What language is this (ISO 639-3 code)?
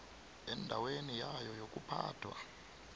nbl